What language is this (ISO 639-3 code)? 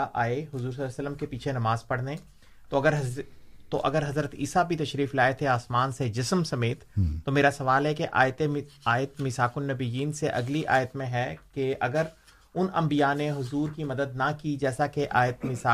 urd